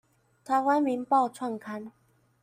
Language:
Chinese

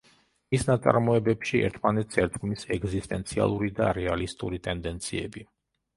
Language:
Georgian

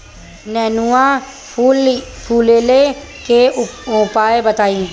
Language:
Bhojpuri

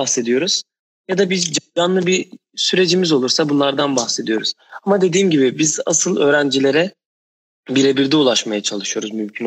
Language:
Turkish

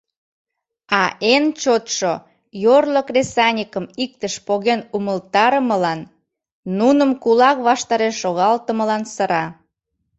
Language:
Mari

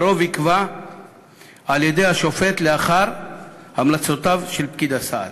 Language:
Hebrew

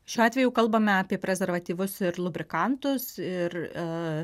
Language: Lithuanian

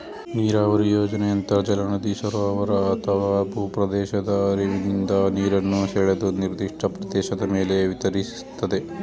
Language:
Kannada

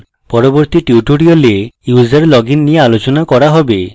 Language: Bangla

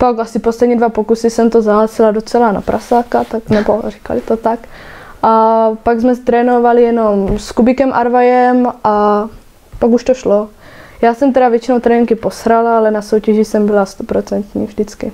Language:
Czech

